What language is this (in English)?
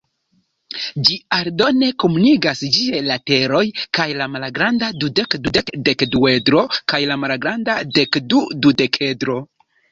Esperanto